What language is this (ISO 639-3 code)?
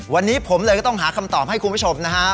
tha